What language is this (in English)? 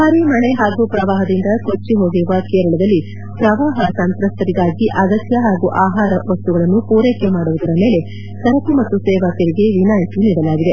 Kannada